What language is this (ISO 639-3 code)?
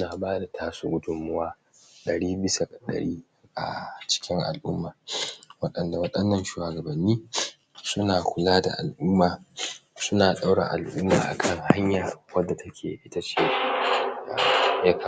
hau